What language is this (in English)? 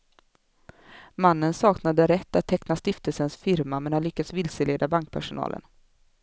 Swedish